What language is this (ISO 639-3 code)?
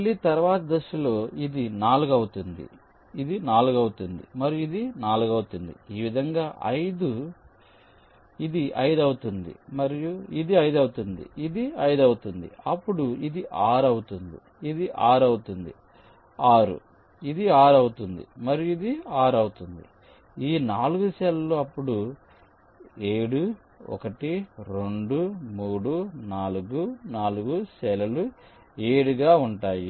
tel